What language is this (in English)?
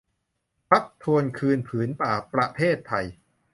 Thai